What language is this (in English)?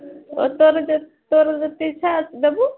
Odia